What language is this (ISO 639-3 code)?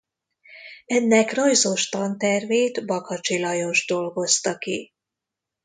hun